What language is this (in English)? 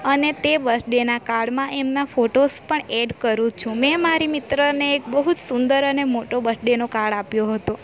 Gujarati